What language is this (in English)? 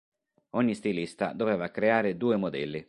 Italian